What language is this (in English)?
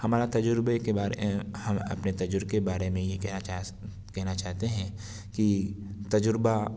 Urdu